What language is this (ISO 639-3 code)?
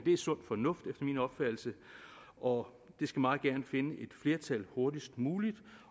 dan